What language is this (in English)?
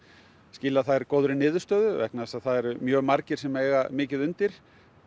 Icelandic